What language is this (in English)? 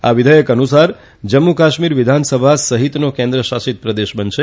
Gujarati